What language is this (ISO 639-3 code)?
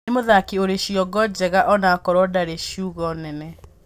kik